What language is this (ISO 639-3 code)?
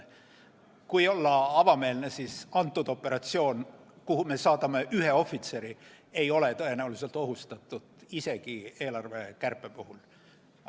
est